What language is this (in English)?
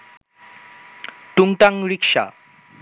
Bangla